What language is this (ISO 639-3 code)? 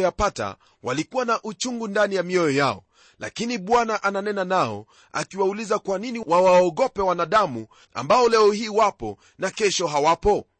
swa